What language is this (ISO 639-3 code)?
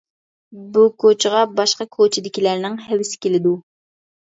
uig